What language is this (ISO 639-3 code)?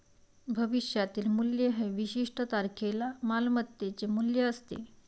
mar